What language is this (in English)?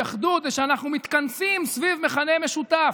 Hebrew